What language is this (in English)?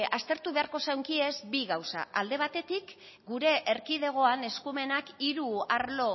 Basque